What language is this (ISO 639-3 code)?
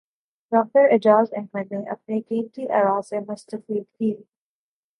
urd